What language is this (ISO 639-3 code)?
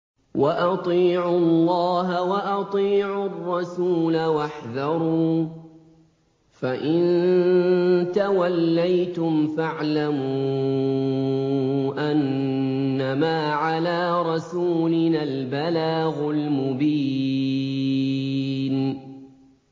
ara